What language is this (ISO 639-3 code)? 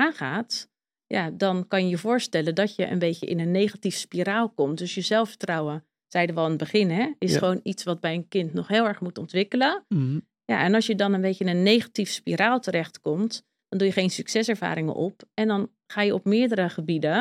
nld